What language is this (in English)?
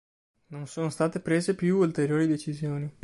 Italian